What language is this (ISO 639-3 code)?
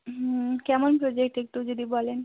ben